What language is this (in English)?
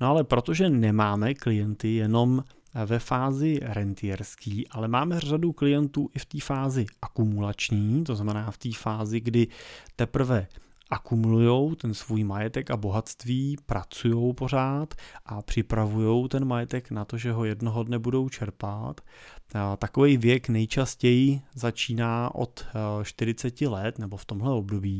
Czech